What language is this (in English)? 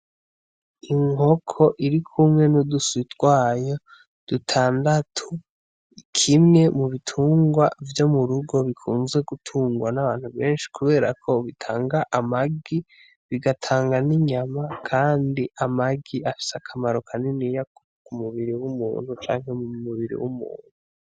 Rundi